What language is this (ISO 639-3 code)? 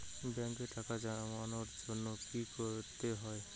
ben